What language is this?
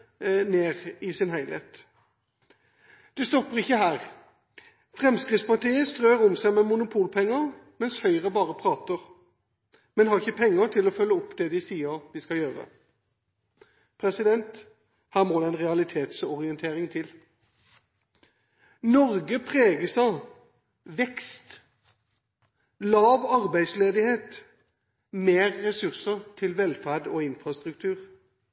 Norwegian Bokmål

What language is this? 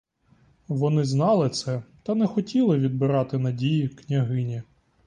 Ukrainian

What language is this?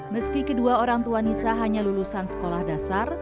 Indonesian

